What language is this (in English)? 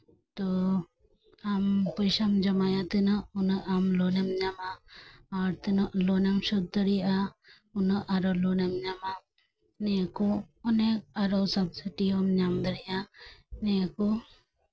Santali